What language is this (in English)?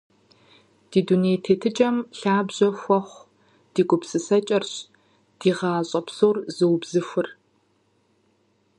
Kabardian